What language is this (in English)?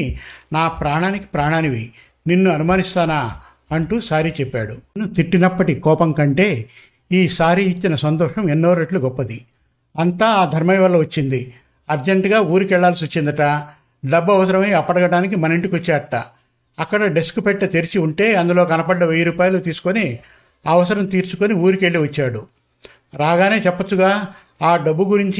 Telugu